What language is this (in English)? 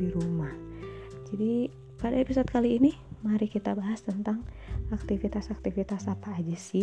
Indonesian